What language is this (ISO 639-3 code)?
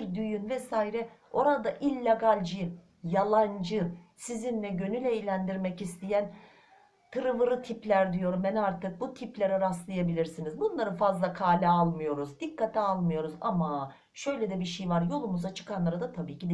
tur